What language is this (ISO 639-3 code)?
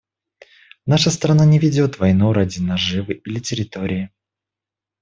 rus